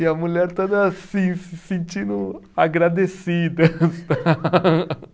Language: Portuguese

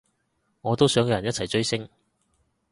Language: Cantonese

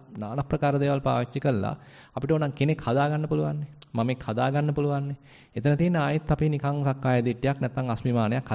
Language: Indonesian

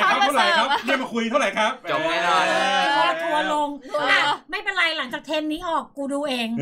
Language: Thai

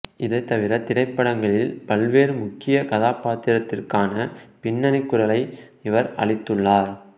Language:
Tamil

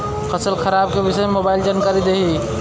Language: Bhojpuri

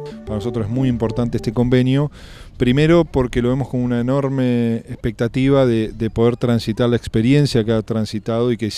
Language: Spanish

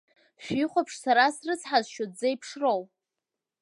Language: Abkhazian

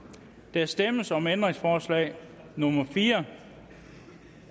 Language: Danish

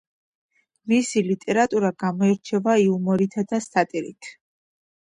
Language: Georgian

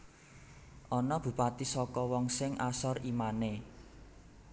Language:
Javanese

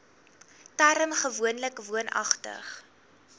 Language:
Afrikaans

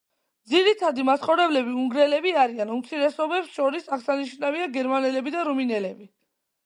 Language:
Georgian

